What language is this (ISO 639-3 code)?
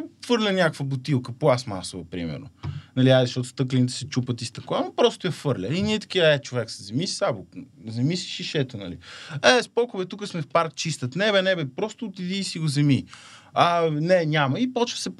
bul